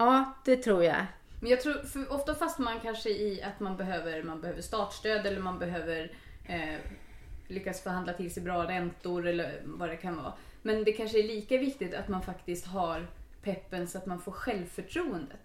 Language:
Swedish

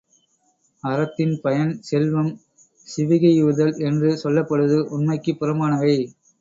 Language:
Tamil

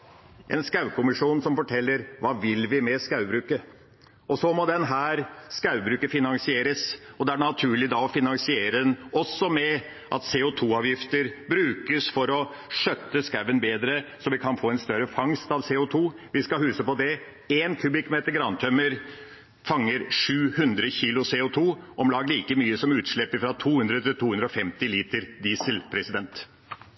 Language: Norwegian Bokmål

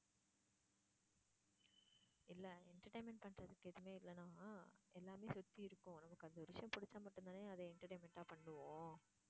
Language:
Tamil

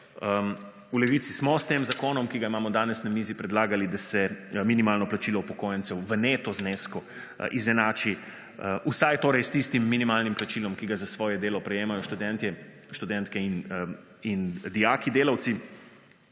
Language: Slovenian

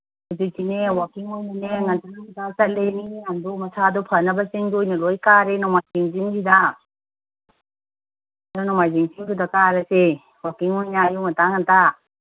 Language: Manipuri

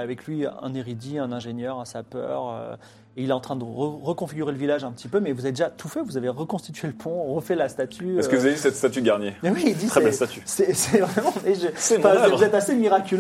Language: French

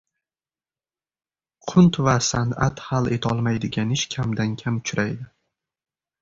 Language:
Uzbek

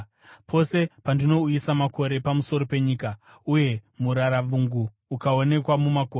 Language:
Shona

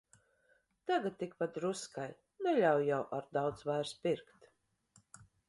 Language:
Latvian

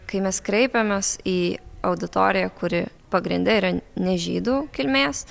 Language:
Lithuanian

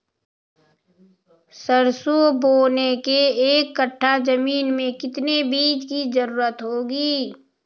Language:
Magahi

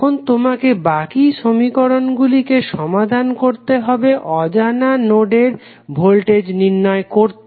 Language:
Bangla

